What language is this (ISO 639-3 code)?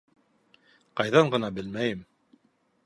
bak